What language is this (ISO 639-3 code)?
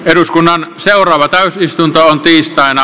fin